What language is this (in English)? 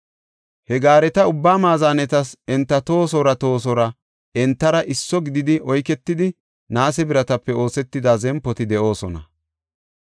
Gofa